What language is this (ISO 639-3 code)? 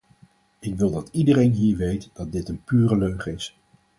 nld